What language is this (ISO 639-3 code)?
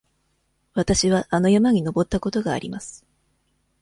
jpn